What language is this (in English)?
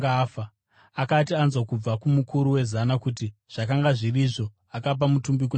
Shona